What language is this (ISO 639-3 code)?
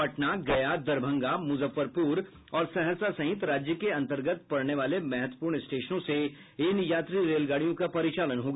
hin